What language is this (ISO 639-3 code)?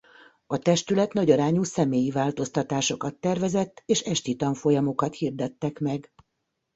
hun